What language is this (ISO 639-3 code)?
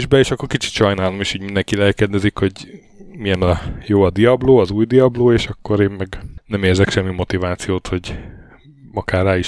hun